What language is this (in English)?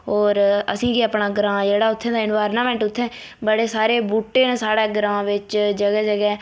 Dogri